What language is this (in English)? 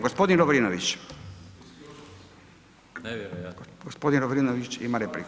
Croatian